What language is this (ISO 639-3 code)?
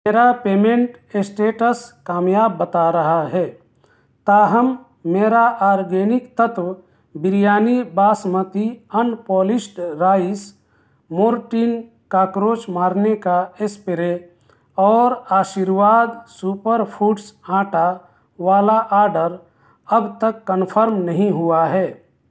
urd